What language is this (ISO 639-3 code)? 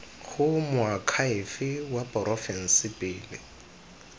tsn